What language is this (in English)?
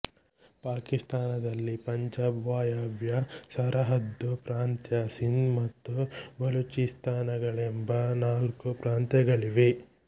Kannada